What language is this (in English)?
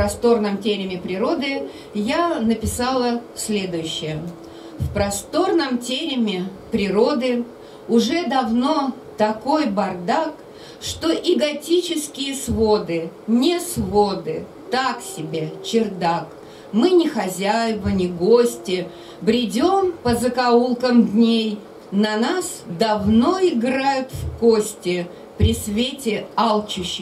Russian